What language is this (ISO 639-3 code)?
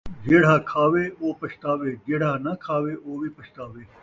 skr